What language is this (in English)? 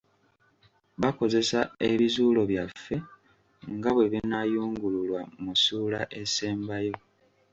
Ganda